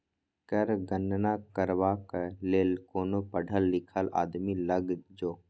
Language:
Maithili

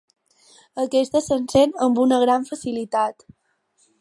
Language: Catalan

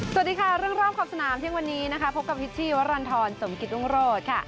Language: Thai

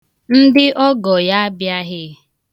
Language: Igbo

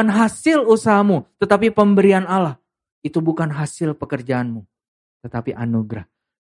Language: Indonesian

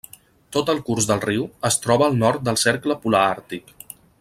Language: Catalan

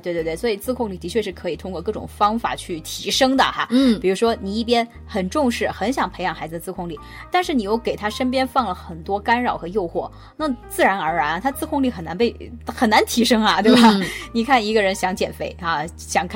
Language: Chinese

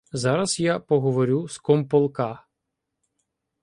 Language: Ukrainian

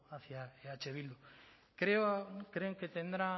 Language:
Spanish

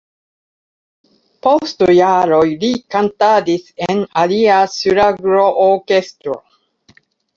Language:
Esperanto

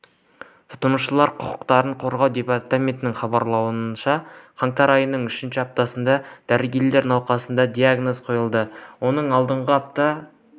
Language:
Kazakh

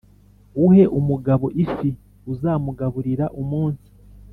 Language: Kinyarwanda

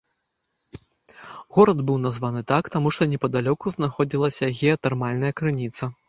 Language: Belarusian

